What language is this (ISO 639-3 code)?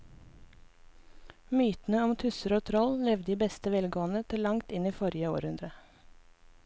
nor